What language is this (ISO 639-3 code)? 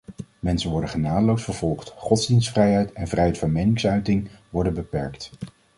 nld